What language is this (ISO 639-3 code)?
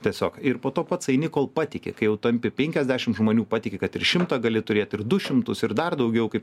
lit